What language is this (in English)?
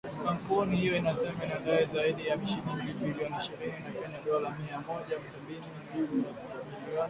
Swahili